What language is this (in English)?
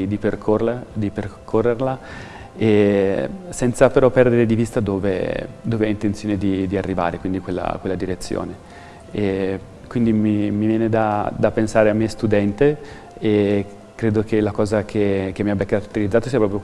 Italian